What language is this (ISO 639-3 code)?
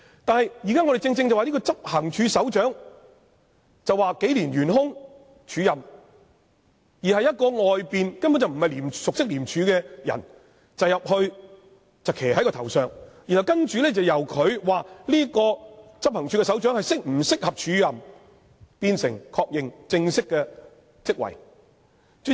yue